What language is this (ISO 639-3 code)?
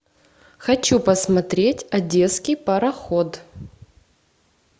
rus